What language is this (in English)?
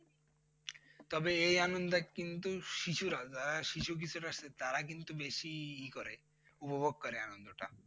Bangla